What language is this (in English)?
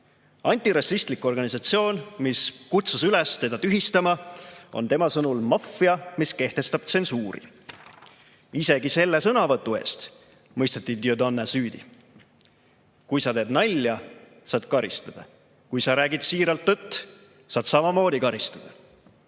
Estonian